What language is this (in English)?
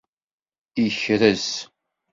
Kabyle